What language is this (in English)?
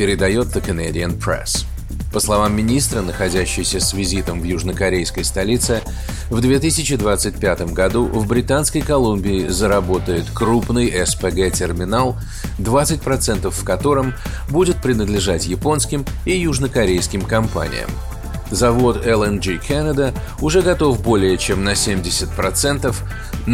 Russian